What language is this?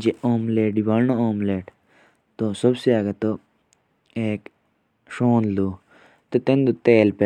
Jaunsari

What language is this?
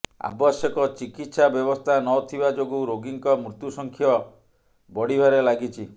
Odia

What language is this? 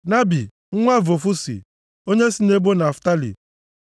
Igbo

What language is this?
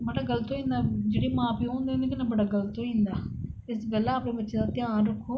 Dogri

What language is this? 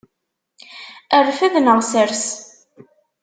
Kabyle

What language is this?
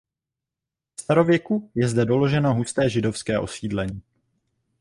Czech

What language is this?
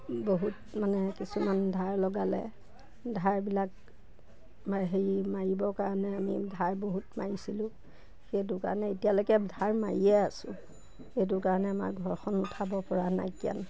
Assamese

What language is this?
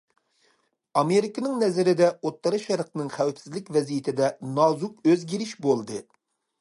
Uyghur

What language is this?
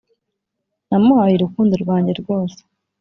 Kinyarwanda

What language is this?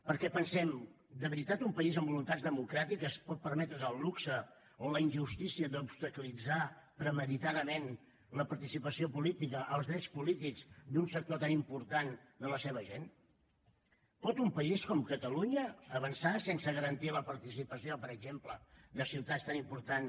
Catalan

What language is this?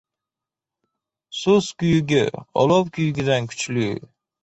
Uzbek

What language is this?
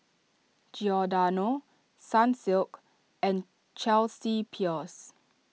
English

